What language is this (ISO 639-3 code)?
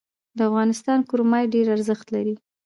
pus